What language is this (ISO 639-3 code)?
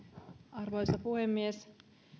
fin